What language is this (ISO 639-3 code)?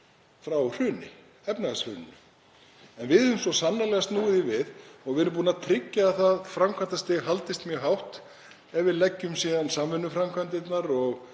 isl